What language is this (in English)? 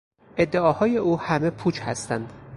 Persian